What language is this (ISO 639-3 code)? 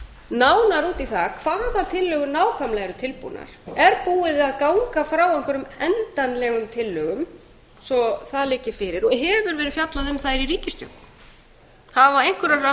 isl